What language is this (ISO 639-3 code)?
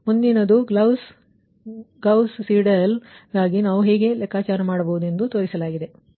kan